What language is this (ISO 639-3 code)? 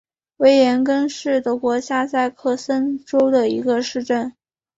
zho